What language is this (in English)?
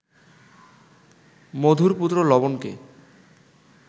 Bangla